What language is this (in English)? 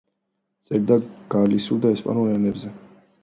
Georgian